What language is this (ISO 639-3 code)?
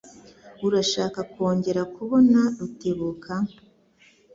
kin